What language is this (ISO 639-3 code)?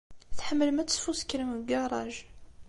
kab